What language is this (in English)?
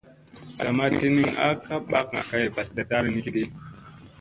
Musey